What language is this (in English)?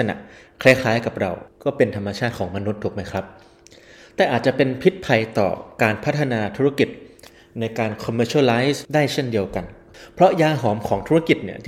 Thai